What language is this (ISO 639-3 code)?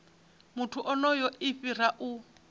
ven